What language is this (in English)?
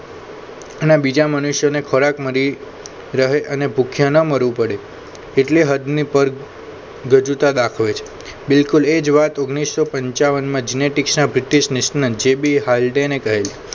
Gujarati